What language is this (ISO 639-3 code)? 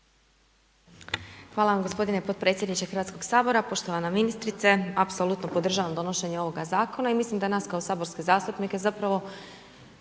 hrv